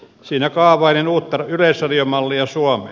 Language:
Finnish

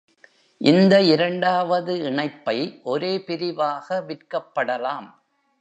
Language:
Tamil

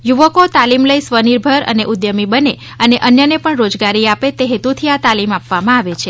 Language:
Gujarati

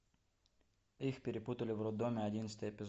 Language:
Russian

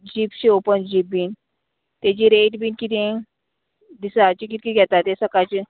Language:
Konkani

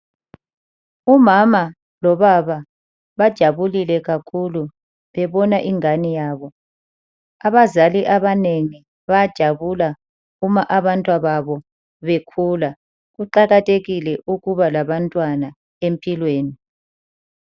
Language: North Ndebele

